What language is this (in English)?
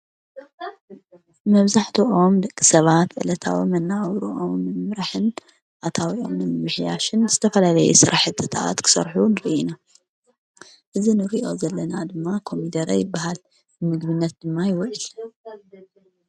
Tigrinya